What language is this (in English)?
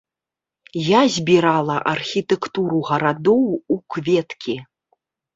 Belarusian